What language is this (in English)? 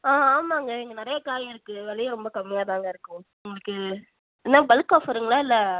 Tamil